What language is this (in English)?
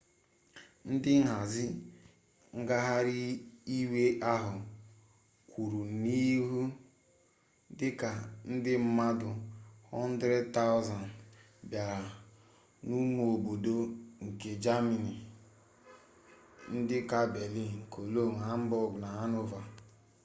Igbo